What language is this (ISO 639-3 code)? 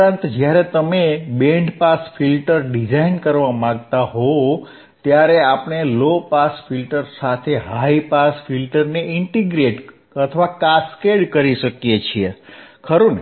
guj